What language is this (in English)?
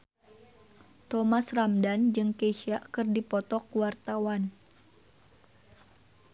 Sundanese